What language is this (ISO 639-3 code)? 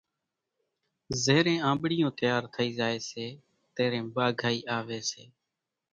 gjk